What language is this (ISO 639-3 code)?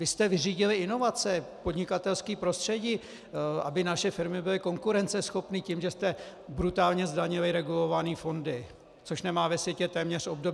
ces